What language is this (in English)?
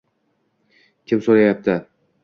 Uzbek